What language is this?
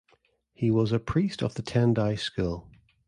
English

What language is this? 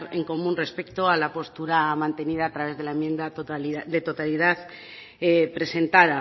Spanish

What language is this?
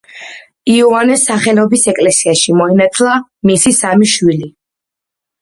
Georgian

